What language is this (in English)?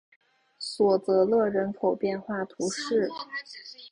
Chinese